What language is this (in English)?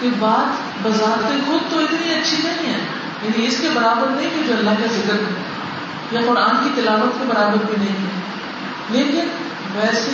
Urdu